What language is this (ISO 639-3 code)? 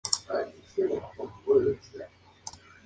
spa